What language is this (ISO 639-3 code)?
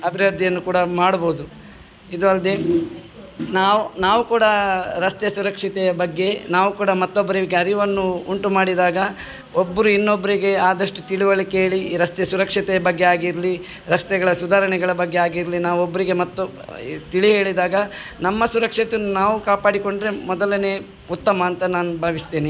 kan